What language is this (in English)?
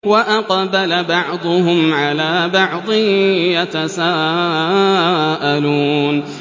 Arabic